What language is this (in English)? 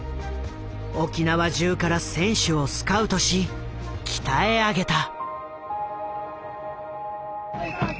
Japanese